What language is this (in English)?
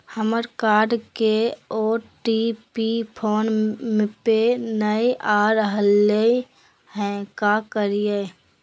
Magahi